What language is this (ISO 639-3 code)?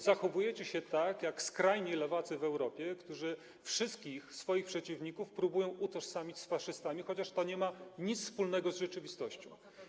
pol